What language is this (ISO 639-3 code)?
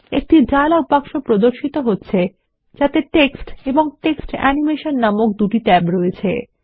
ben